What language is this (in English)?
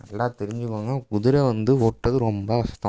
Tamil